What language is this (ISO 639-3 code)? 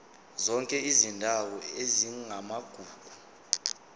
zul